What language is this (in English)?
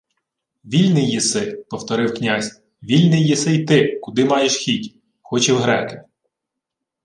Ukrainian